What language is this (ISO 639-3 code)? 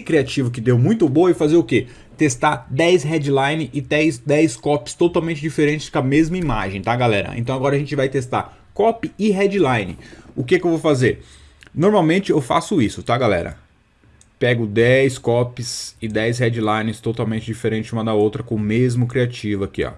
por